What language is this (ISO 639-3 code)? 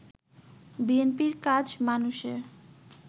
ben